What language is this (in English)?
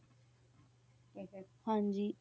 Punjabi